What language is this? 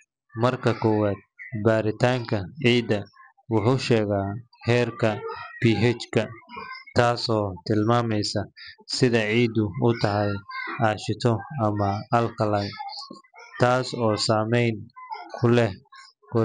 Somali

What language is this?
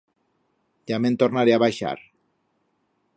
Aragonese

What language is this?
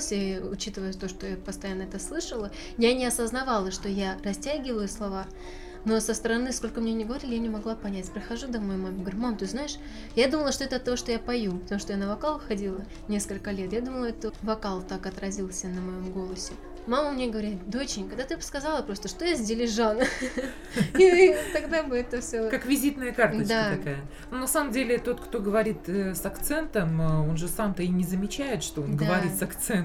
Russian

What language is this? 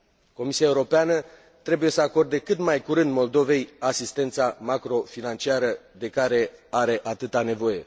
Romanian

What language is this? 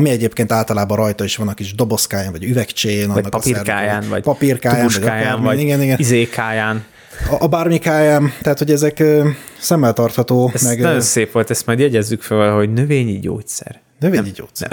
Hungarian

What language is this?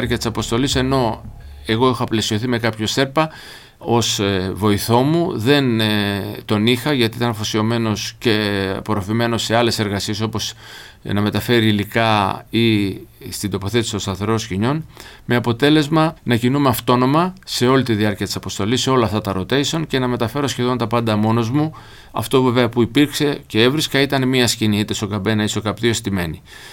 Greek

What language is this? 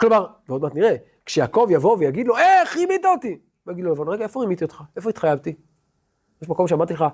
Hebrew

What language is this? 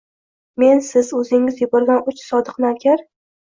Uzbek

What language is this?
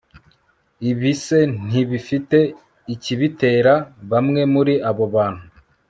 Kinyarwanda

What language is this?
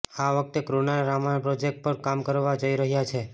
Gujarati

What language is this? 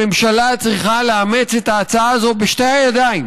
Hebrew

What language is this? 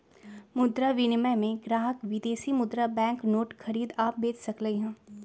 Magahi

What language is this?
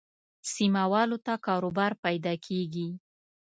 Pashto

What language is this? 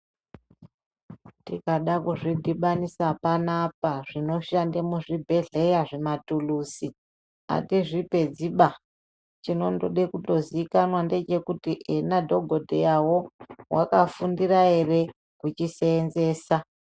Ndau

